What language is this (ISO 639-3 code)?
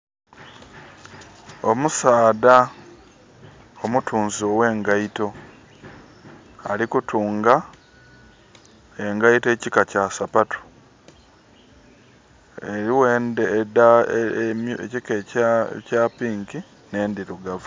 xog